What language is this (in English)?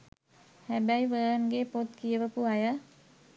Sinhala